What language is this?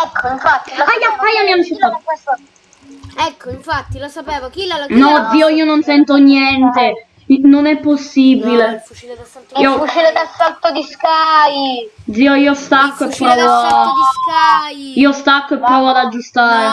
Italian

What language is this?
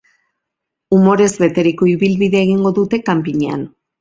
Basque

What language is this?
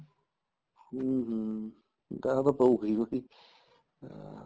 Punjabi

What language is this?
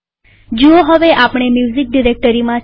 Gujarati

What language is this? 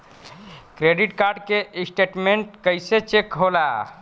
Bhojpuri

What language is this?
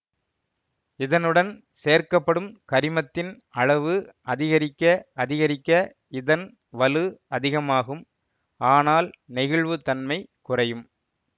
Tamil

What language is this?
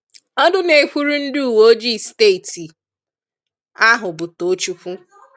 Igbo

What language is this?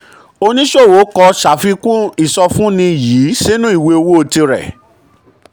Yoruba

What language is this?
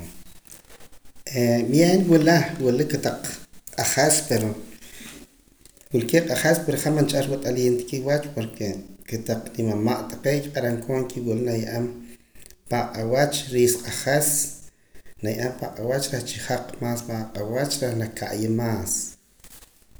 Poqomam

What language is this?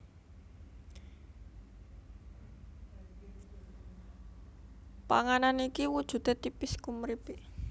Javanese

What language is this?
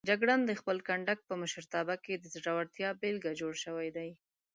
Pashto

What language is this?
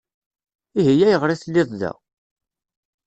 Kabyle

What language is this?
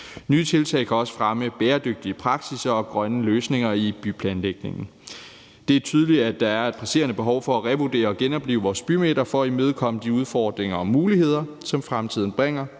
Danish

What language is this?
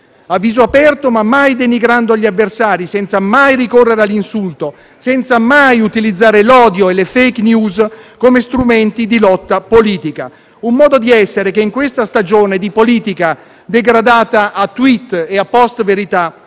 Italian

